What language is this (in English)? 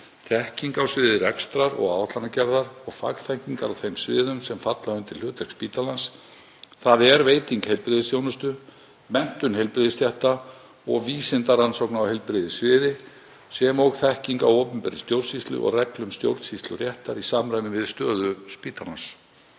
Icelandic